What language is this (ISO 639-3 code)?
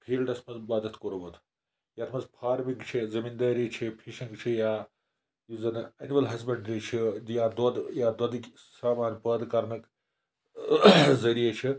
kas